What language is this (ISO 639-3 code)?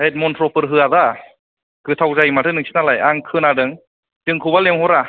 brx